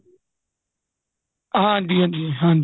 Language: Punjabi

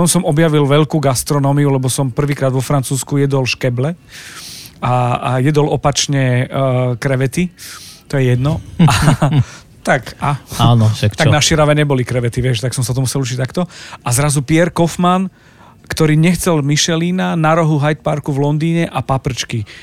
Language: Slovak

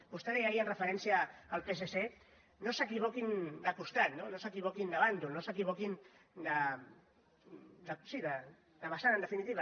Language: Catalan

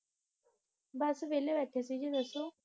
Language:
Punjabi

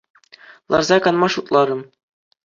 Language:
Chuvash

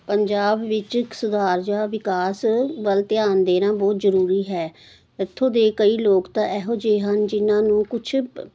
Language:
Punjabi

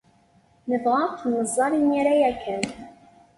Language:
Kabyle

